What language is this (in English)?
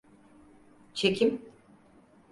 Turkish